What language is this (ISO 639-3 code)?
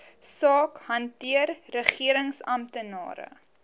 afr